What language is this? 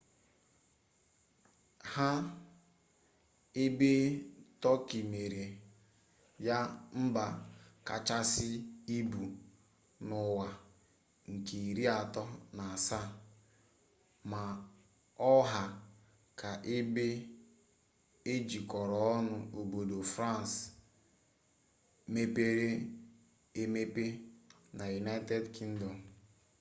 Igbo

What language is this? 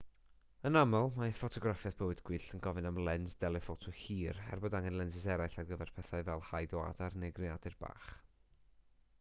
Welsh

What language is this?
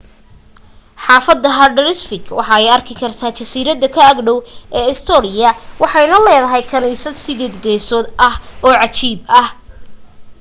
Somali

